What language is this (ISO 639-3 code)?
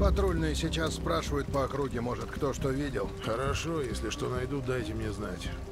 rus